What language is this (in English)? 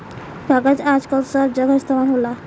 Bhojpuri